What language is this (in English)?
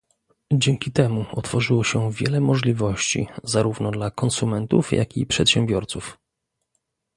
Polish